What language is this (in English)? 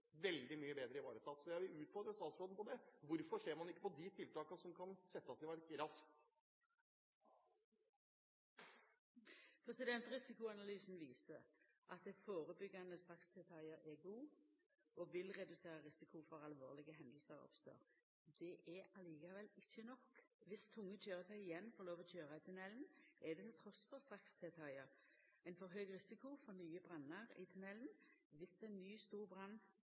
Norwegian